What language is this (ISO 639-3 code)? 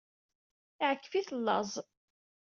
kab